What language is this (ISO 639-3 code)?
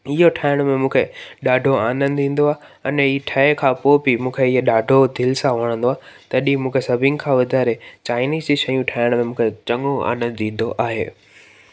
snd